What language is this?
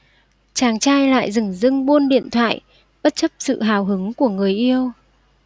Vietnamese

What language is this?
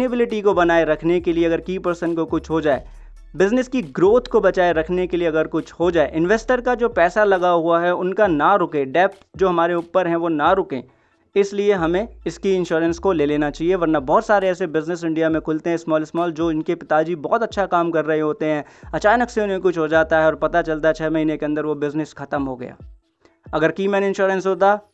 Hindi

